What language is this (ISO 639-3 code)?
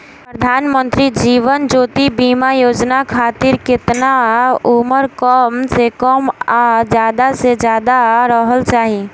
bho